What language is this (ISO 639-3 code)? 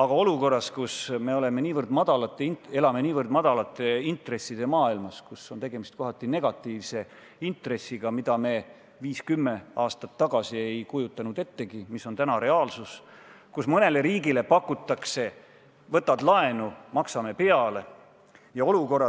est